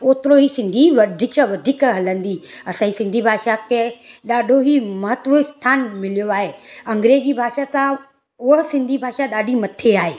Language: Sindhi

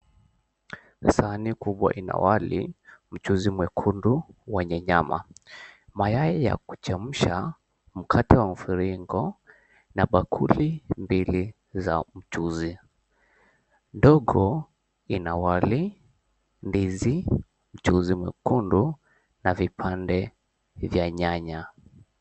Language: Swahili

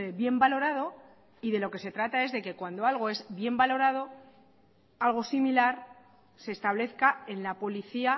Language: Spanish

